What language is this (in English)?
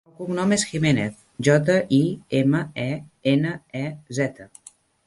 Catalan